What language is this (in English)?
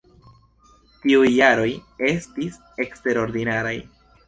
Esperanto